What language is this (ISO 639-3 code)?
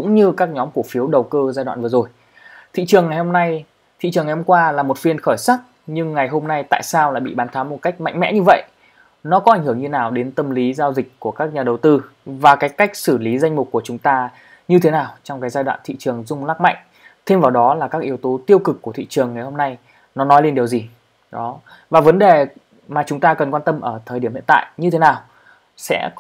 vie